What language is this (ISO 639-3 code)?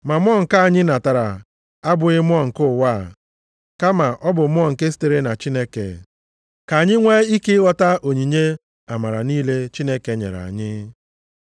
ibo